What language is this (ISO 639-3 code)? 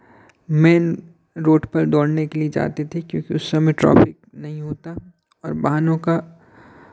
hin